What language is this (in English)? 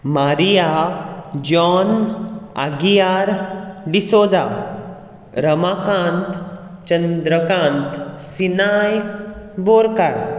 Konkani